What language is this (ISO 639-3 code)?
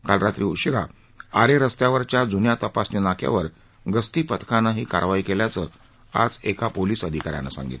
mar